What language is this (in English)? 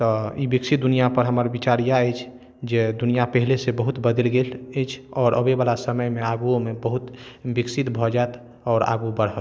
Maithili